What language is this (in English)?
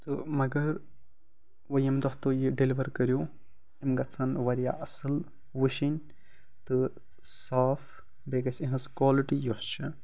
Kashmiri